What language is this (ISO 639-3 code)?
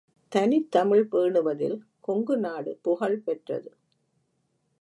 tam